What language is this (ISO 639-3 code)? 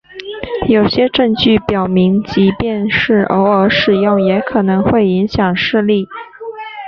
zho